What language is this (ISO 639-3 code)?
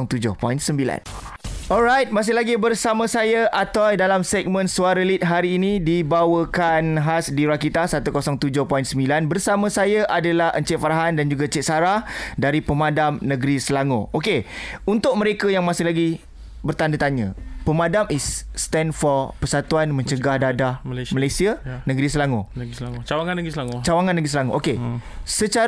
msa